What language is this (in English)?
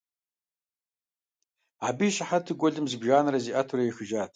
Kabardian